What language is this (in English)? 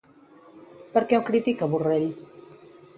Catalan